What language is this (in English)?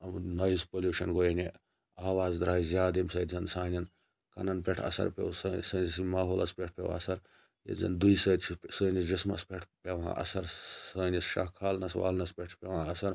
Kashmiri